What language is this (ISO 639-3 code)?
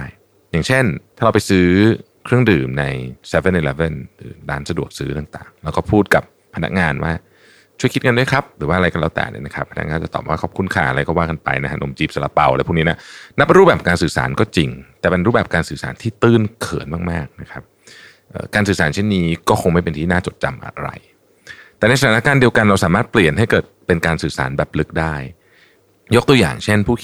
tha